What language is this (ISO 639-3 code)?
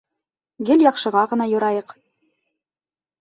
bak